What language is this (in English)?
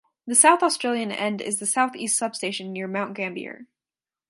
English